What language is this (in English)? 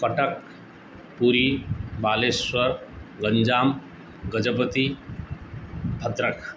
Sanskrit